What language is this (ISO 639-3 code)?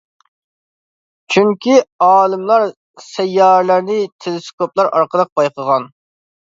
uig